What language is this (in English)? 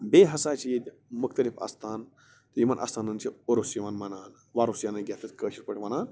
Kashmiri